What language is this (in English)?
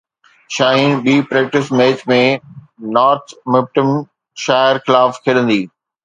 Sindhi